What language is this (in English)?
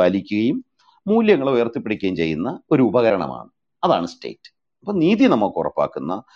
Malayalam